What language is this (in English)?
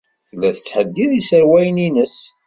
Kabyle